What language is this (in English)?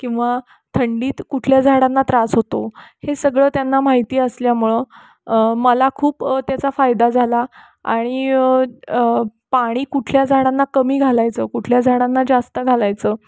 Marathi